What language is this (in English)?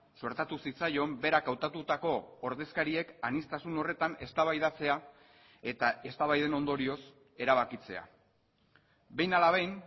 Basque